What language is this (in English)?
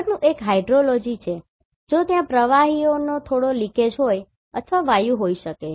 Gujarati